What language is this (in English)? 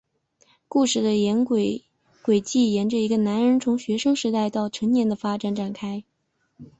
Chinese